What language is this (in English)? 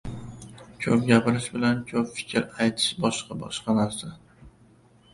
Uzbek